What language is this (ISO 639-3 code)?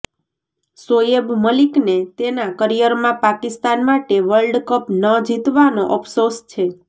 guj